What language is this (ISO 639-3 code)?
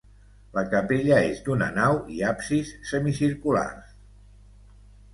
cat